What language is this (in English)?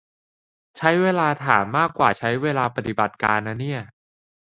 Thai